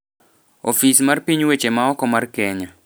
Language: Luo (Kenya and Tanzania)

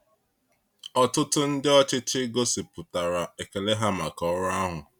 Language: Igbo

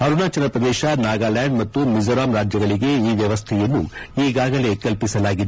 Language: Kannada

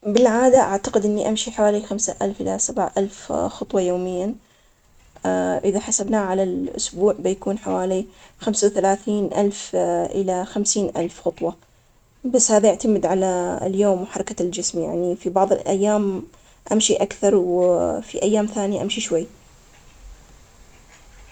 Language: Omani Arabic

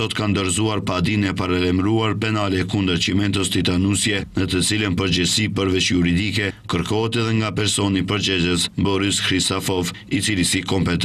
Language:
Romanian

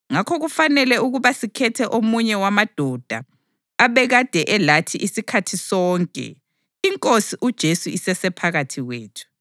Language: North Ndebele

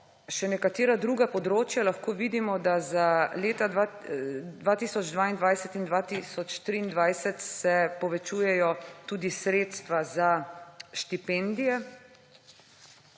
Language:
Slovenian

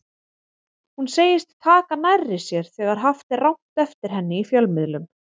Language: Icelandic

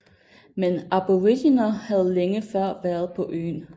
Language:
Danish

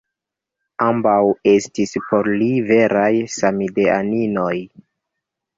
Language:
Esperanto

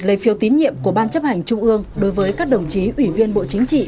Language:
Vietnamese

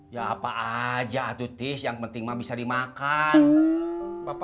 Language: Indonesian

